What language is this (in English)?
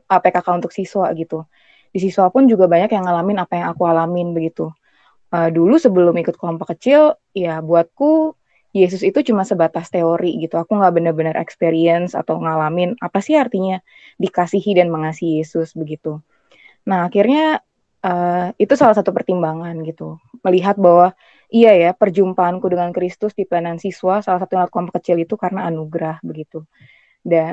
Indonesian